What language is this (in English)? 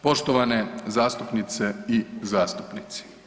Croatian